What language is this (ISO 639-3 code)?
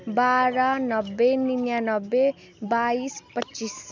nep